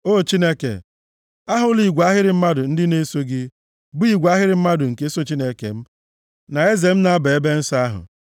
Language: Igbo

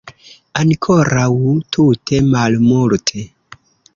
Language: Esperanto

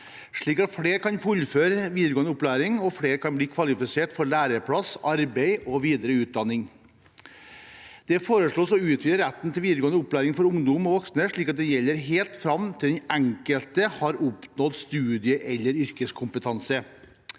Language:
Norwegian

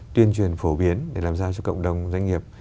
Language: Vietnamese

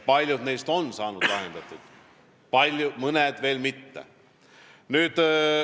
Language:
Estonian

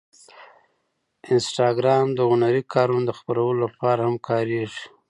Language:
Pashto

